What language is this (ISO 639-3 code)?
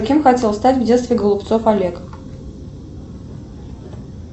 rus